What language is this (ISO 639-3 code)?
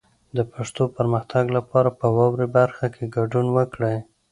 pus